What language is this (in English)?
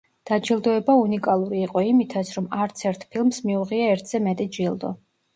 Georgian